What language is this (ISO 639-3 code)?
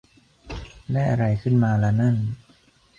tha